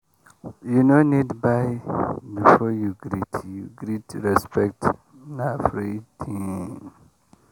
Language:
Nigerian Pidgin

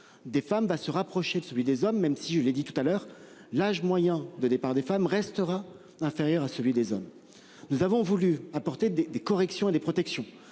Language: French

